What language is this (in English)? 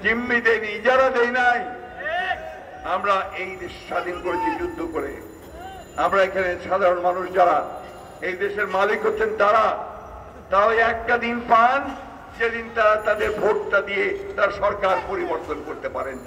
Romanian